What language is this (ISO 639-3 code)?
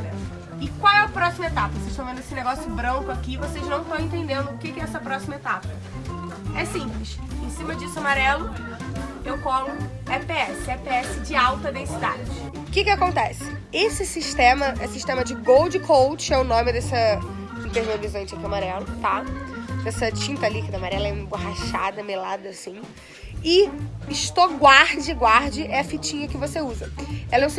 por